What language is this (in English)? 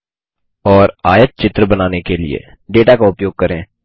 Hindi